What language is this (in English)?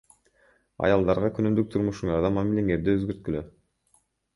Kyrgyz